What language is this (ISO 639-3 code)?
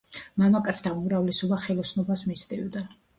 kat